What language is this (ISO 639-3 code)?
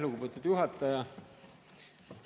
est